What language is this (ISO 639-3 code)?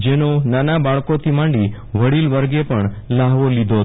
guj